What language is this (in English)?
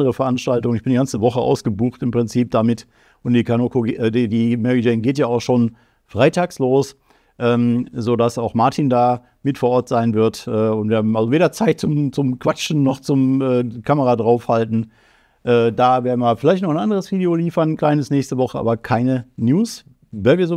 German